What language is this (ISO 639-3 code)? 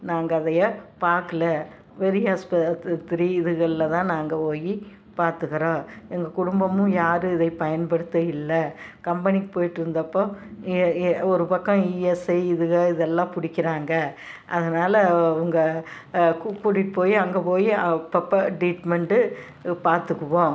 tam